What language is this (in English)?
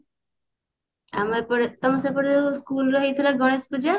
Odia